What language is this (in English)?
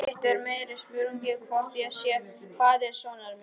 Icelandic